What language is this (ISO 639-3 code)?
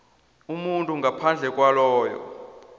nbl